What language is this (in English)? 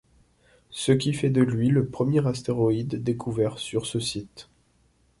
French